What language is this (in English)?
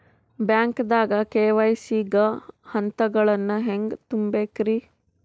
Kannada